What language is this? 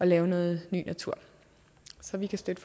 Danish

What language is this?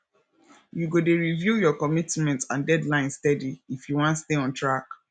Nigerian Pidgin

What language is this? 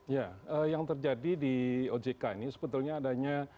Indonesian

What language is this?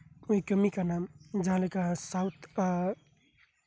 Santali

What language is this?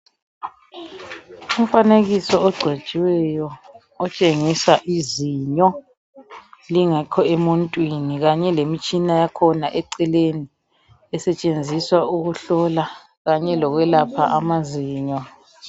North Ndebele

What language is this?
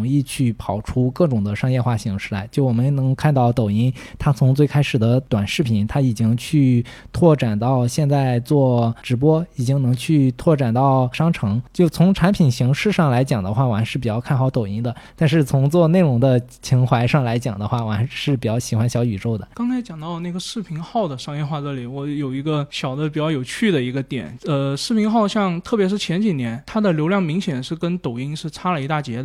Chinese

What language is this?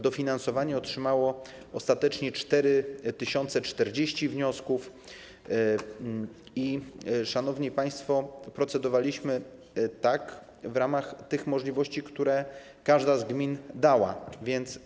Polish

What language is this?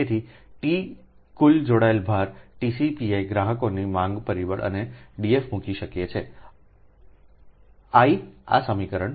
Gujarati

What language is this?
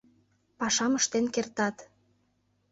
Mari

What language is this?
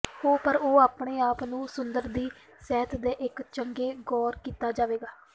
Punjabi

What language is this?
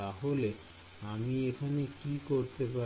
Bangla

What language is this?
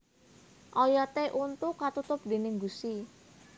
Javanese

